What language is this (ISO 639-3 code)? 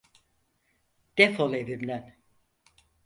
tur